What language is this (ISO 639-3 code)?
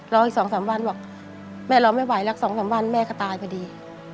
tha